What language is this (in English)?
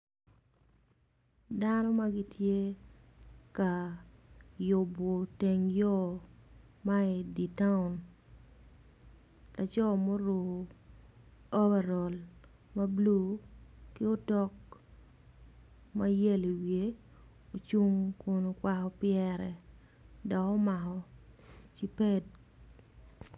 Acoli